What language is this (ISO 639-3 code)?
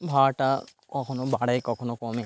ben